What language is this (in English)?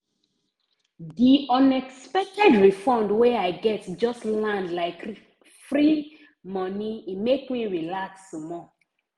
Nigerian Pidgin